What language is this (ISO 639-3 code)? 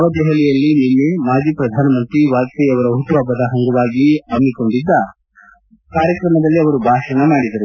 kan